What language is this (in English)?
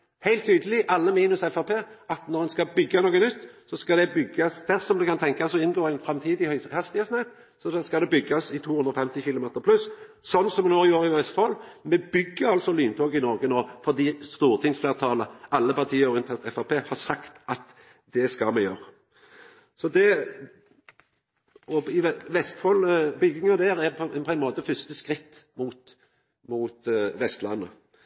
Norwegian Nynorsk